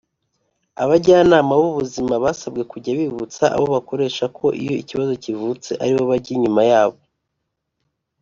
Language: Kinyarwanda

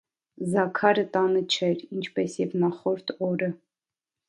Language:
Armenian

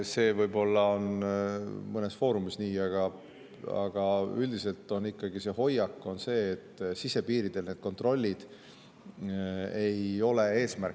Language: Estonian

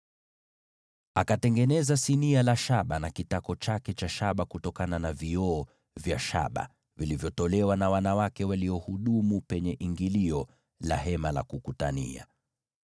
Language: Swahili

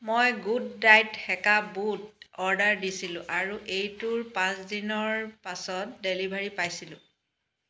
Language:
Assamese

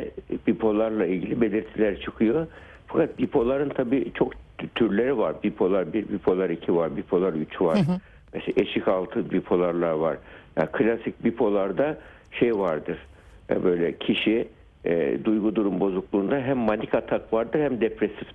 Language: Turkish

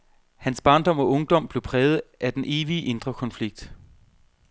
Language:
Danish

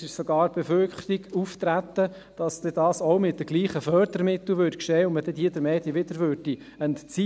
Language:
Swiss German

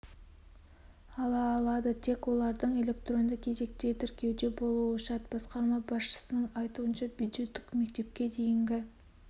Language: Kazakh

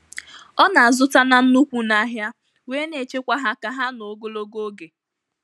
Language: Igbo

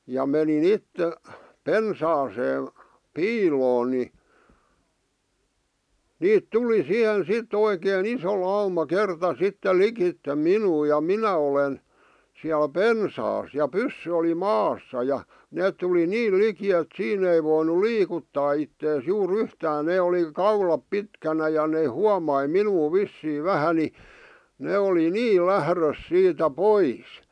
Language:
Finnish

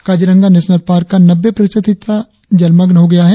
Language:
Hindi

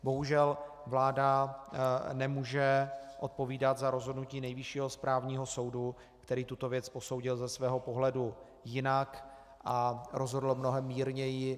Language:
Czech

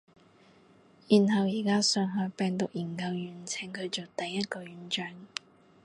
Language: Cantonese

